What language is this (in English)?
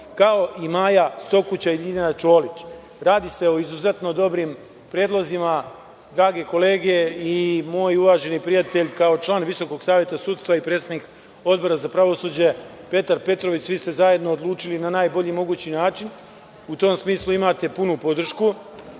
Serbian